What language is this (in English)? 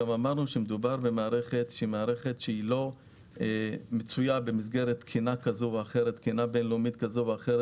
Hebrew